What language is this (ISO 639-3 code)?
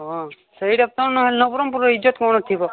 ori